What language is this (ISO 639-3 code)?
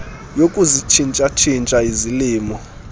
xho